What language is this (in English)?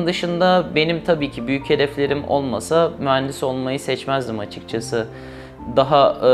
Turkish